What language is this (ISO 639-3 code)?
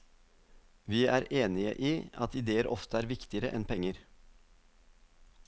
nor